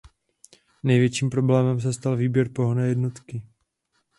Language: Czech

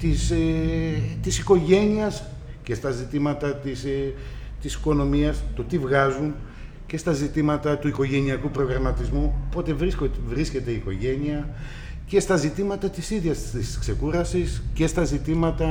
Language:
Greek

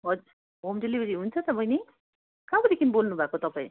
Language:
Nepali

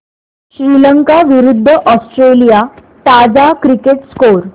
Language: Marathi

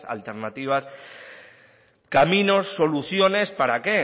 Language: Spanish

